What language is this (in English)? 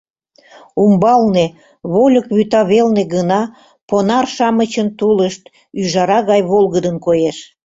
Mari